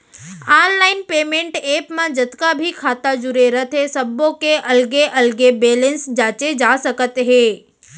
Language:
Chhattisgarhi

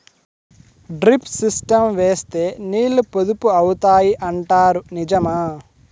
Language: Telugu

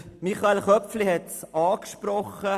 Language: Swiss German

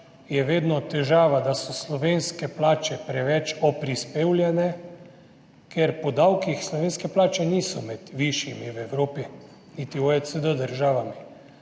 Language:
Slovenian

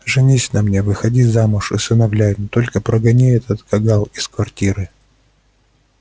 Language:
Russian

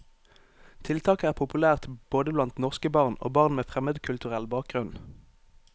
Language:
Norwegian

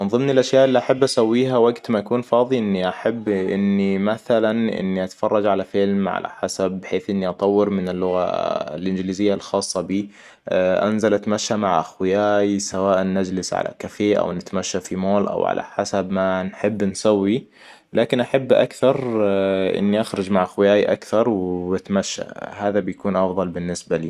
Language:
Hijazi Arabic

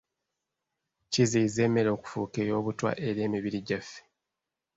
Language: Ganda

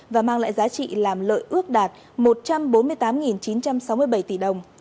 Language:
Vietnamese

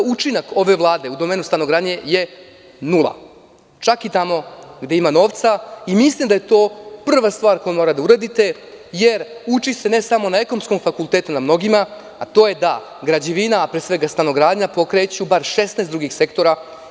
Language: Serbian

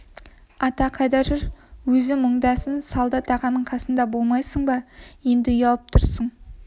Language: Kazakh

